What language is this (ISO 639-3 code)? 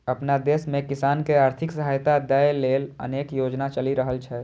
mai